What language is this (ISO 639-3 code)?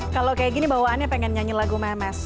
ind